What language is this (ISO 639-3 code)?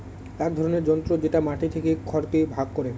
ben